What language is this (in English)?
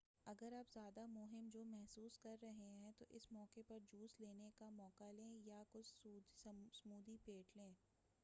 Urdu